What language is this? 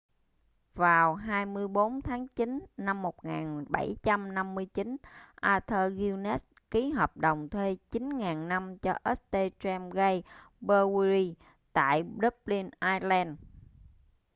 Vietnamese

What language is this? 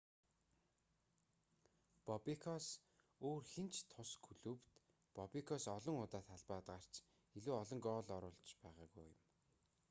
Mongolian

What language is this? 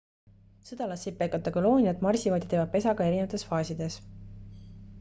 Estonian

